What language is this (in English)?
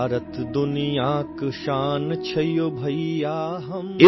English